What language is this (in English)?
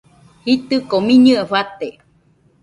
Nüpode Huitoto